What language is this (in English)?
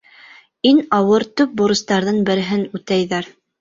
Bashkir